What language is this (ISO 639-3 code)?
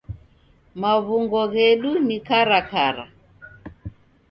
dav